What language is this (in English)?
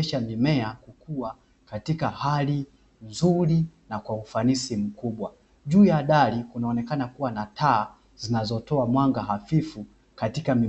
Swahili